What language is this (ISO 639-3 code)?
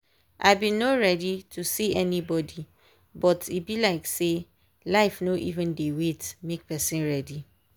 pcm